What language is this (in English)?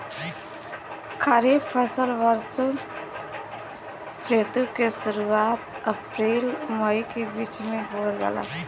Bhojpuri